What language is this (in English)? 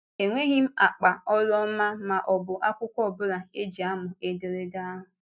Igbo